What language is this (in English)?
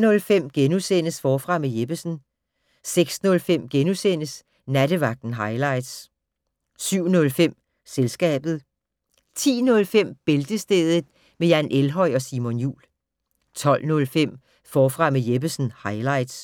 Danish